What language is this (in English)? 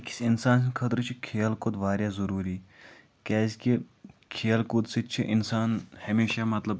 Kashmiri